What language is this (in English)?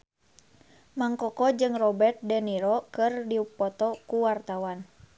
Sundanese